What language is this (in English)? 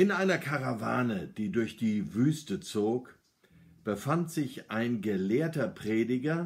German